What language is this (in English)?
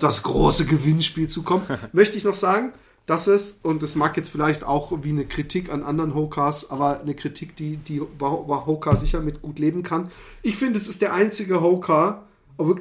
German